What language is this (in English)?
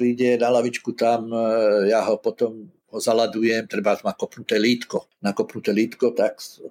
Slovak